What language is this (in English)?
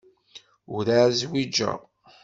Kabyle